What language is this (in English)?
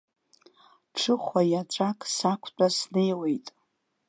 Abkhazian